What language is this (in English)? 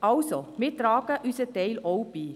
Swiss German